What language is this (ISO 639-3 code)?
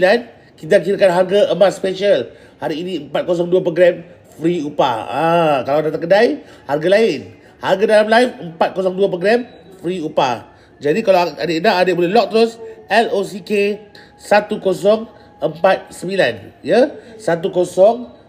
msa